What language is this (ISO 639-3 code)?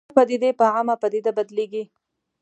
pus